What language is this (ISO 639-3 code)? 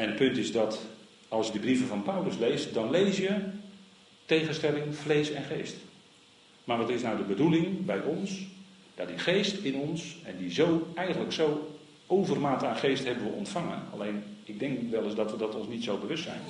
nld